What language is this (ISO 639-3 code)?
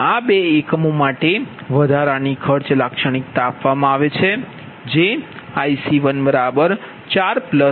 guj